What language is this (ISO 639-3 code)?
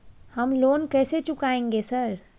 mai